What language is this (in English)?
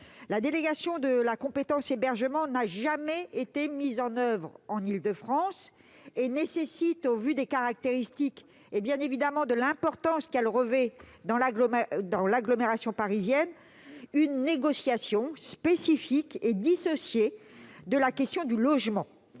French